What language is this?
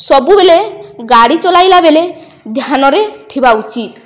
Odia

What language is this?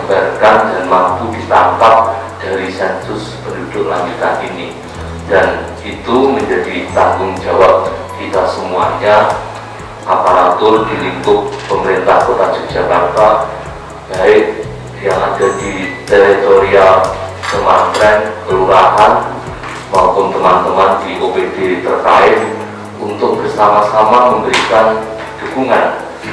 Indonesian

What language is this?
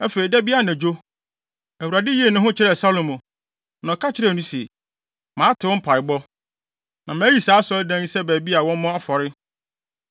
Akan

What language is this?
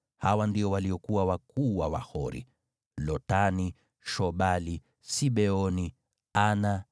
Swahili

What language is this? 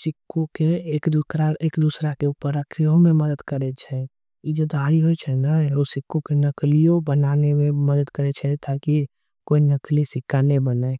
Angika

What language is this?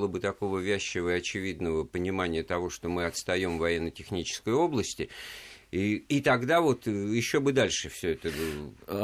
Russian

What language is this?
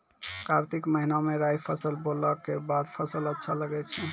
Maithili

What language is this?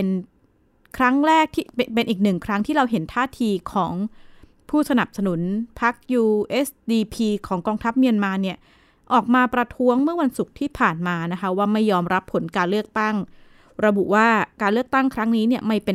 Thai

